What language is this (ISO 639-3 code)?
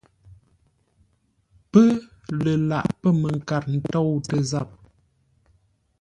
nla